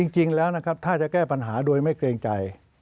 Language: Thai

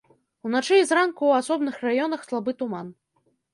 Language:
Belarusian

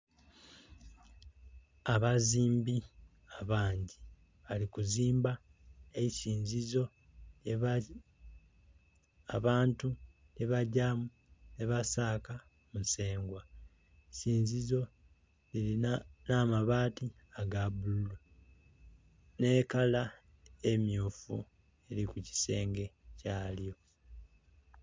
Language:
Soga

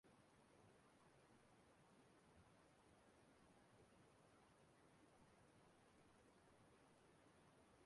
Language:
Igbo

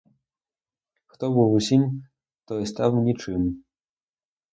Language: Ukrainian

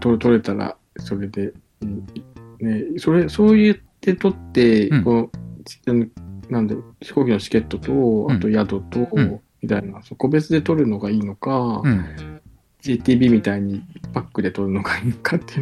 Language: Japanese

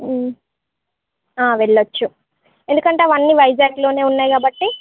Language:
Telugu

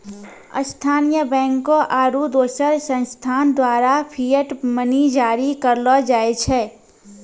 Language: Maithili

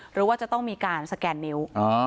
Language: Thai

